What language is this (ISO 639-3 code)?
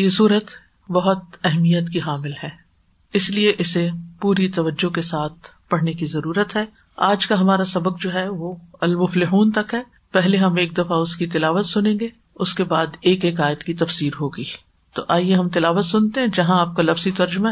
urd